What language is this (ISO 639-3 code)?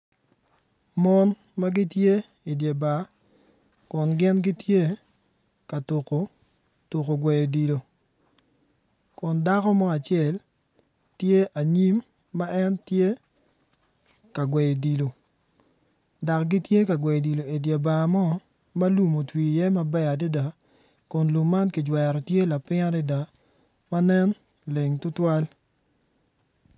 ach